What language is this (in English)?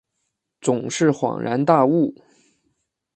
Chinese